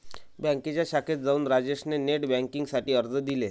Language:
Marathi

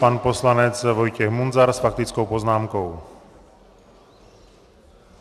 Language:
Czech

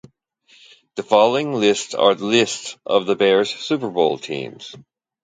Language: English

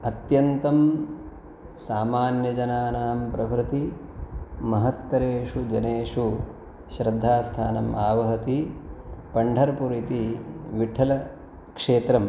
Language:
Sanskrit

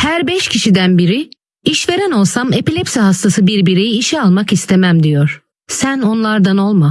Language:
Turkish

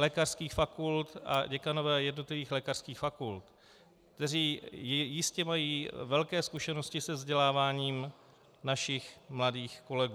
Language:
Czech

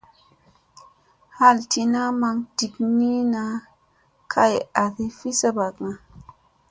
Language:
Musey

